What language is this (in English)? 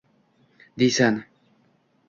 Uzbek